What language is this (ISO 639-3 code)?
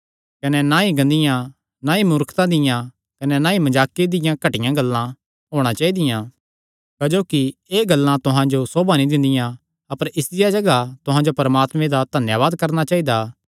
xnr